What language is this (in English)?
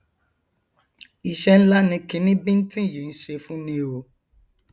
Yoruba